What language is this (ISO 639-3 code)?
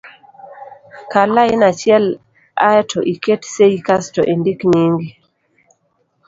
luo